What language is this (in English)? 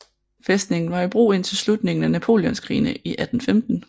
Danish